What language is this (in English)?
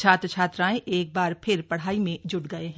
Hindi